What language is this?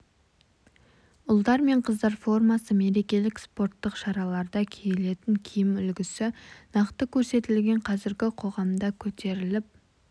Kazakh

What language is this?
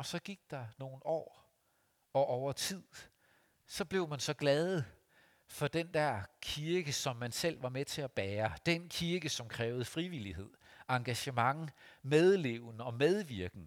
Danish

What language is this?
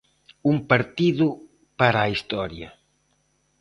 Galician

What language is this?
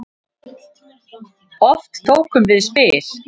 Icelandic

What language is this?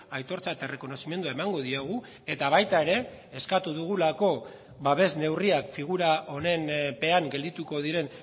Basque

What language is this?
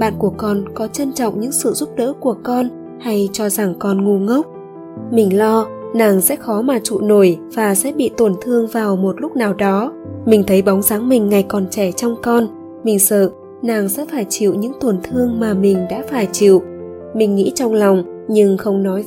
Vietnamese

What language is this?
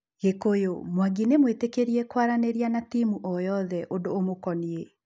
Kikuyu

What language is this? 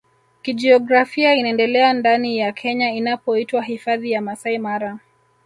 Swahili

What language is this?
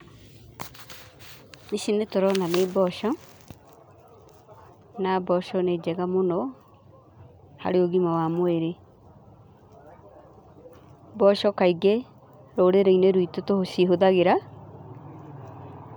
Kikuyu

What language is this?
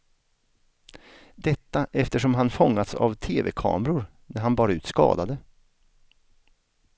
Swedish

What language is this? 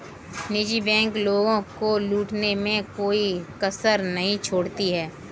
Hindi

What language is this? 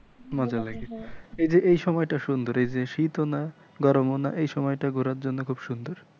Bangla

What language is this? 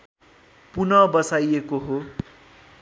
Nepali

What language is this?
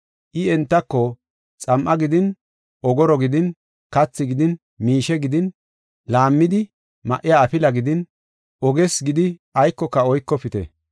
Gofa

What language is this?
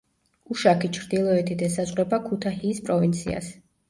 Georgian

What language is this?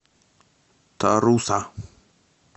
Russian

